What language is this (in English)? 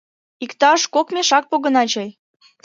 Mari